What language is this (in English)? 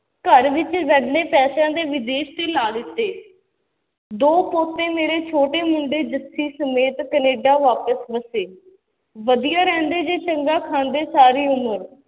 Punjabi